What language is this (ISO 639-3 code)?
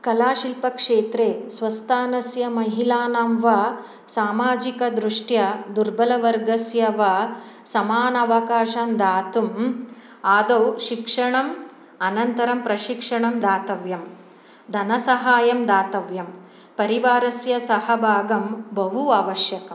san